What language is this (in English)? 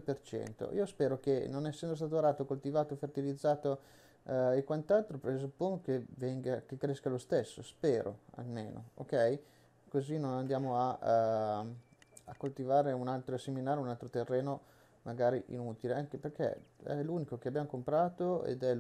Italian